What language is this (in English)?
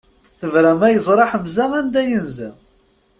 Kabyle